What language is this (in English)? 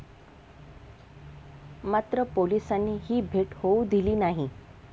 Marathi